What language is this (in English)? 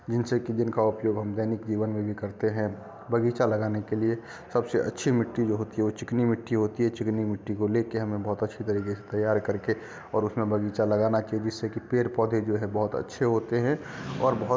Hindi